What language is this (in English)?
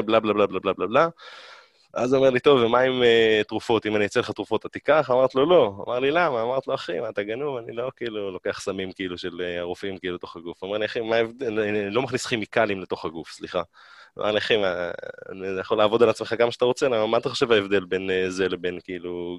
Hebrew